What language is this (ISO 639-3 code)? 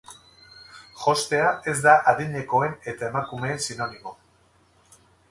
eus